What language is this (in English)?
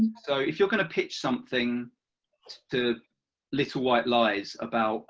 English